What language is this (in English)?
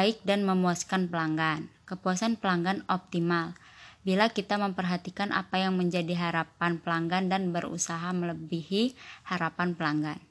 Indonesian